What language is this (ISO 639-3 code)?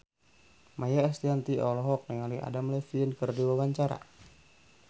sun